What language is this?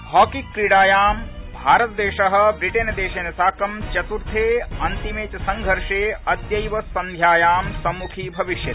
Sanskrit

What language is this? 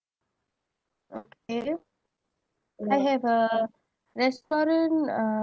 English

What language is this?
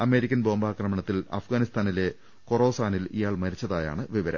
Malayalam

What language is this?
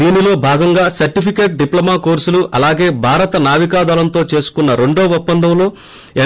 Telugu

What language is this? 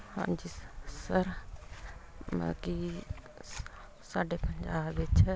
Punjabi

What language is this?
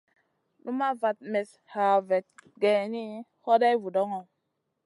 Masana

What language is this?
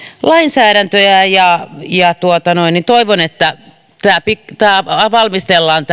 Finnish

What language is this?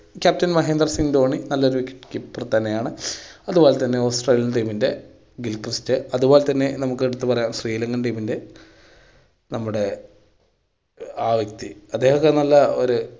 Malayalam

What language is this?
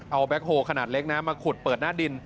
Thai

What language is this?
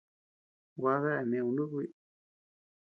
Tepeuxila Cuicatec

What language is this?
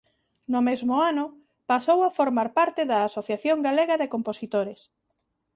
Galician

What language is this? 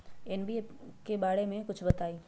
Magahi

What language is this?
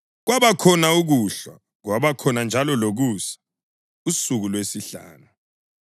North Ndebele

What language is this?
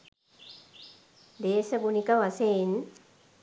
Sinhala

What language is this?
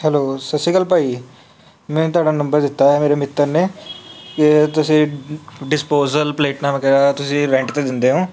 Punjabi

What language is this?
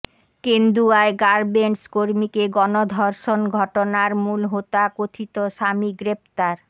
Bangla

